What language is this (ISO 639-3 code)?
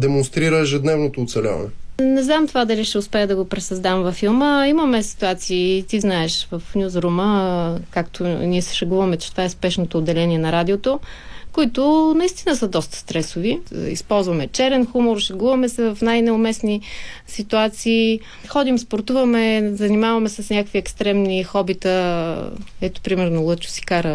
bul